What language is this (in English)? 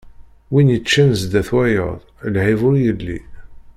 Kabyle